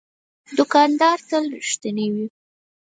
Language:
Pashto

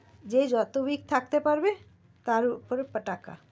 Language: Bangla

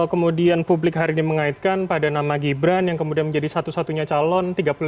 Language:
Indonesian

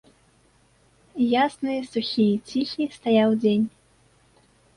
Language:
Belarusian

